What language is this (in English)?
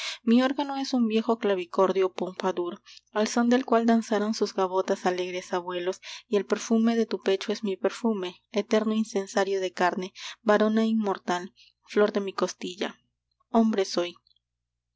Spanish